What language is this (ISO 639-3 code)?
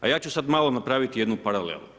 hrv